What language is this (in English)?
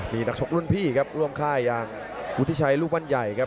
Thai